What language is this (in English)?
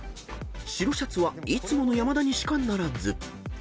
Japanese